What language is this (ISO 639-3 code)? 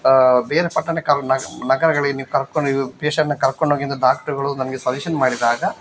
kan